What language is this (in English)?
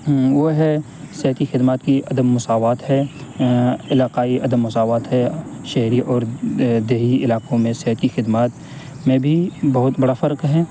Urdu